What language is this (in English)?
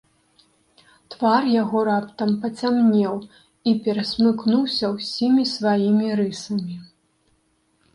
Belarusian